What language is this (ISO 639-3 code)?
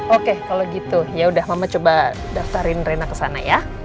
ind